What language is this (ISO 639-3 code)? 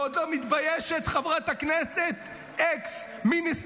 heb